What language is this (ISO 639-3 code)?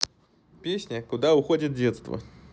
rus